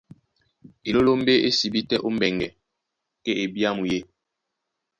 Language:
Duala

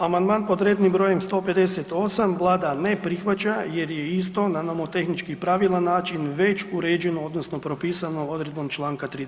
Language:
Croatian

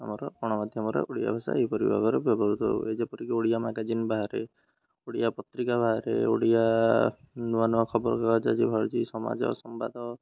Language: Odia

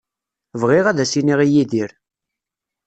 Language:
Kabyle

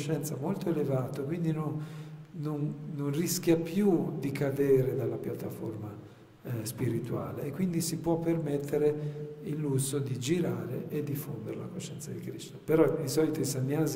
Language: Italian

